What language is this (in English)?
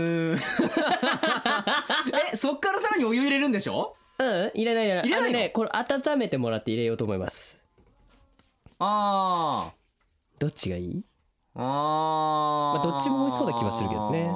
Japanese